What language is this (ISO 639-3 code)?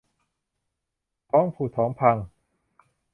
tha